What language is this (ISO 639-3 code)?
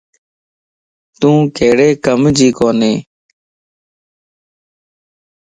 lss